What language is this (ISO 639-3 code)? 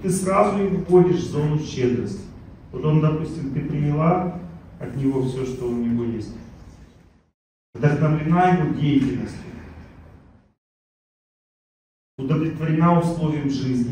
rus